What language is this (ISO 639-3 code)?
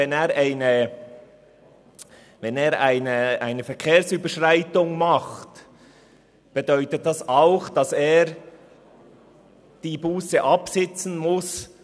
gsw